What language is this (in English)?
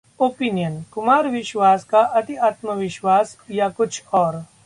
Hindi